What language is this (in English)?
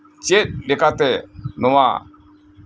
Santali